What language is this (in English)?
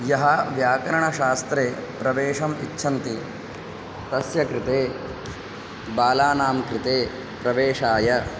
Sanskrit